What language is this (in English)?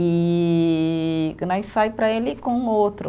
Portuguese